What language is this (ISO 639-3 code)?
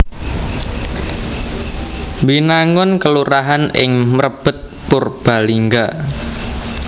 jav